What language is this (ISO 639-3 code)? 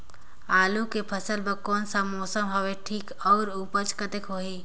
hne